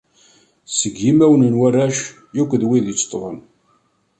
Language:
Kabyle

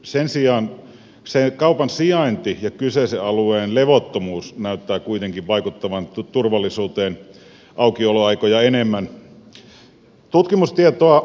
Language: Finnish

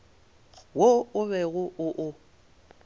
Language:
Northern Sotho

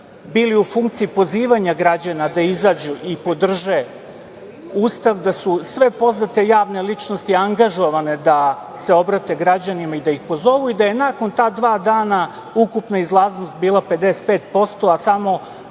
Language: Serbian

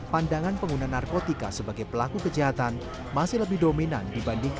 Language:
Indonesian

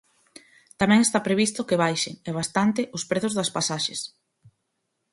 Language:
Galician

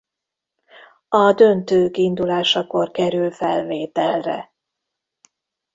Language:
Hungarian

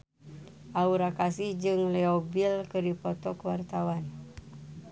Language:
Sundanese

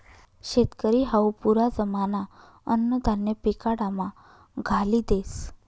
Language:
Marathi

